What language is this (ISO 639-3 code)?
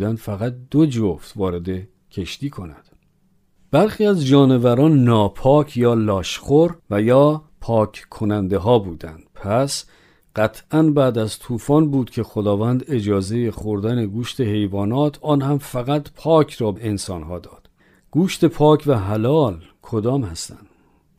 fas